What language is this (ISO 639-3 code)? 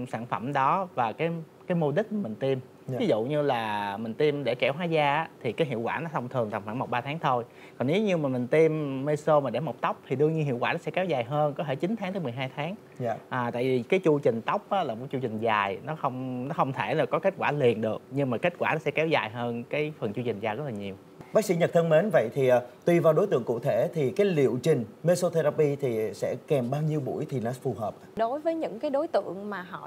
vie